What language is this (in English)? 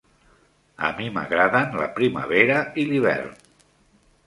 Catalan